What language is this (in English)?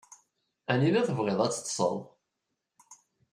Kabyle